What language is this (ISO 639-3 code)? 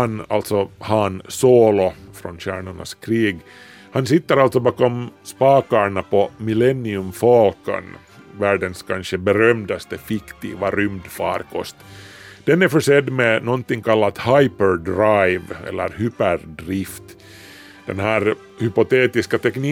swe